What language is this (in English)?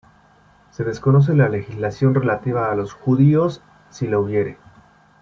Spanish